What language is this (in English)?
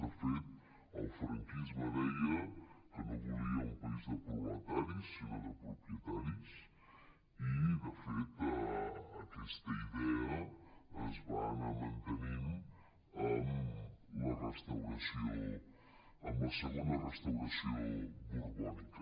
Catalan